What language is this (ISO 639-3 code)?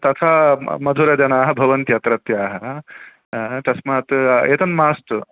san